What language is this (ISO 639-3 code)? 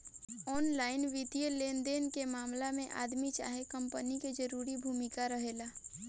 bho